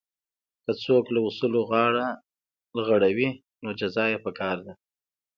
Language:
Pashto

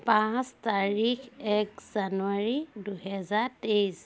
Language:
Assamese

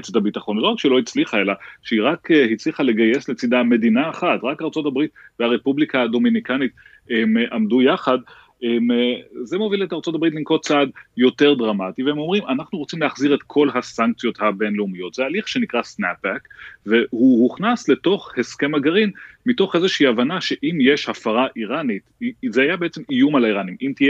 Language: Hebrew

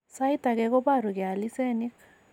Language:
Kalenjin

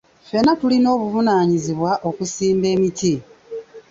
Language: Ganda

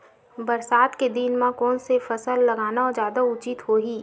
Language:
Chhattisgarhi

